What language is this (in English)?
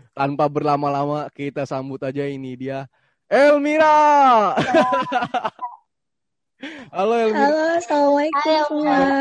Indonesian